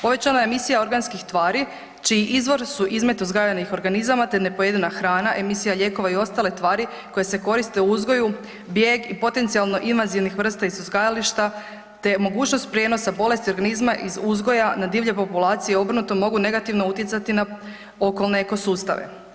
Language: Croatian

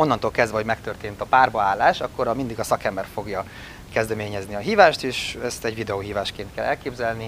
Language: Hungarian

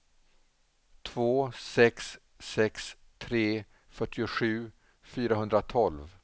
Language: Swedish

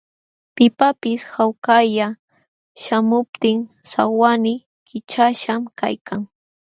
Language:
Jauja Wanca Quechua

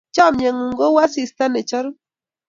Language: Kalenjin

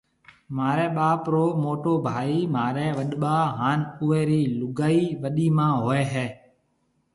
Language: Marwari (Pakistan)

